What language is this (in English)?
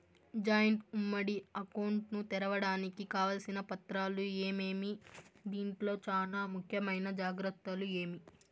Telugu